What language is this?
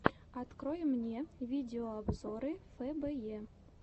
Russian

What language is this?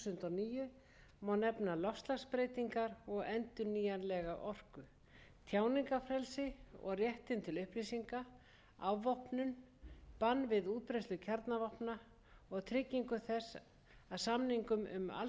Icelandic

